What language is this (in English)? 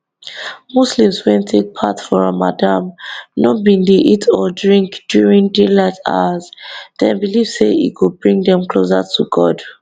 Nigerian Pidgin